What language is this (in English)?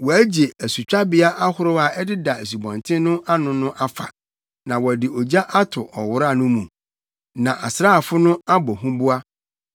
Akan